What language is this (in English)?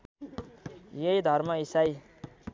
Nepali